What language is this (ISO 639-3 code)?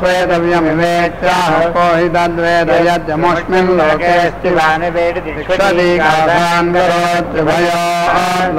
hin